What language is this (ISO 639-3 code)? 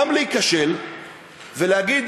heb